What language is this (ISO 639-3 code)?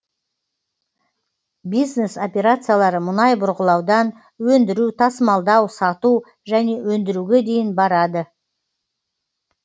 kaz